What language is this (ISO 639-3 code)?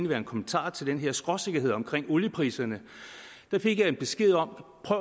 dan